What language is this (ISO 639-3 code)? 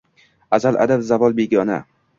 uzb